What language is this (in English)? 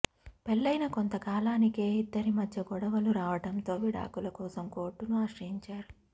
Telugu